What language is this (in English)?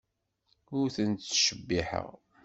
Kabyle